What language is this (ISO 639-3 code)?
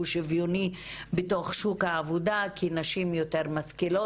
heb